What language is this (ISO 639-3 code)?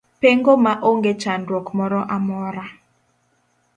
luo